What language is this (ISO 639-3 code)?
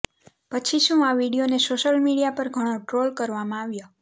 guj